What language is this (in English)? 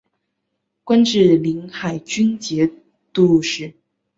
Chinese